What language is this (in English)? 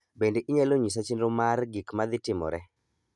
Luo (Kenya and Tanzania)